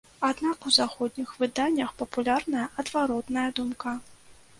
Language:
Belarusian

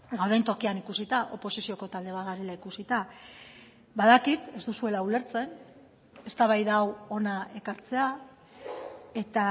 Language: Basque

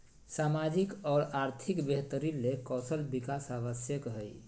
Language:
Magahi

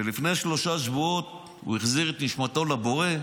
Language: Hebrew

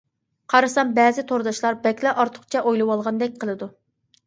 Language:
Uyghur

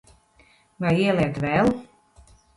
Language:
Latvian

